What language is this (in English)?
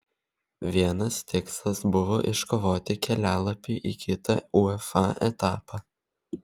Lithuanian